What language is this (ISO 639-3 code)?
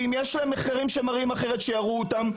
heb